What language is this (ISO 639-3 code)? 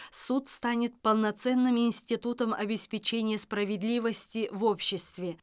kaz